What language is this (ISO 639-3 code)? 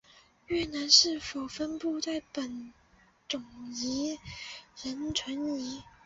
zho